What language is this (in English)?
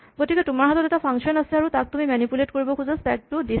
Assamese